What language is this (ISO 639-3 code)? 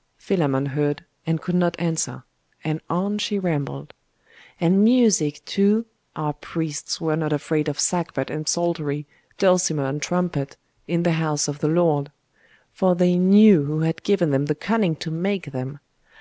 eng